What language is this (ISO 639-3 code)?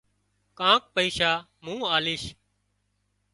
kxp